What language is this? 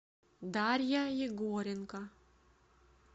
Russian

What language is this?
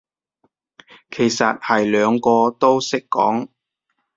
Cantonese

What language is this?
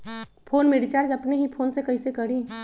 Magahi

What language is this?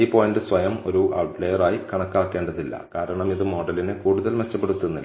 Malayalam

